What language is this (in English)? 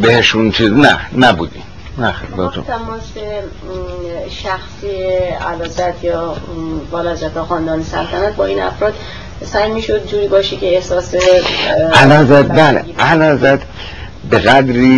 Persian